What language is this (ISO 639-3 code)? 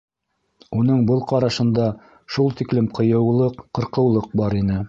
bak